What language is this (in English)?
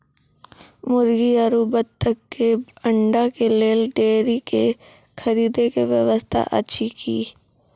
Maithili